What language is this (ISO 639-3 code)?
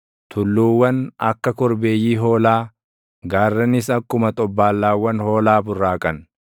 orm